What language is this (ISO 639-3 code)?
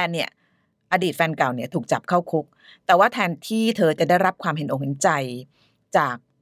tha